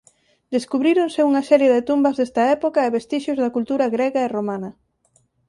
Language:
Galician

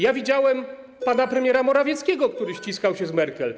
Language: Polish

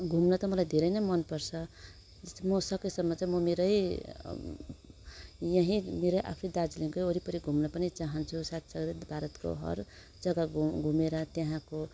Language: Nepali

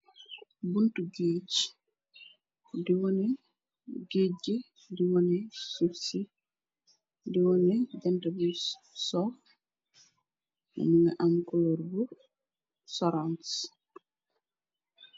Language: Wolof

